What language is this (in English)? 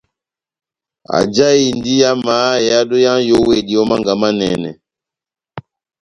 Batanga